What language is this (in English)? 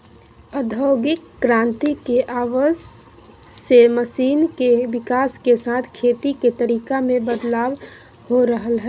Magahi